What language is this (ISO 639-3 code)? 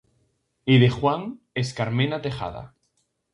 glg